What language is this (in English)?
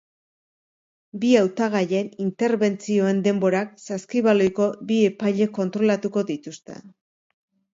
Basque